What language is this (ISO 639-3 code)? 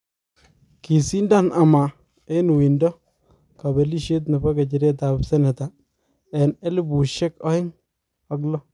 kln